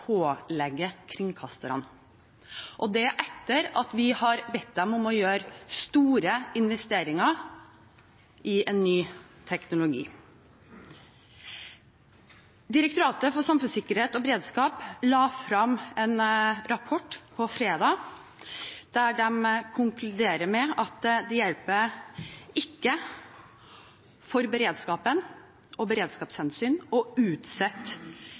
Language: Norwegian Bokmål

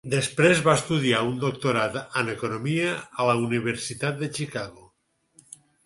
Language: Catalan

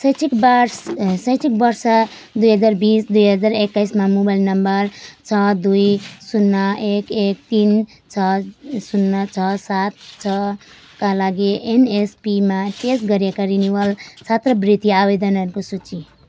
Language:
Nepali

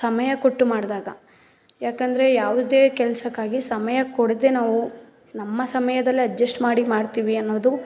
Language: Kannada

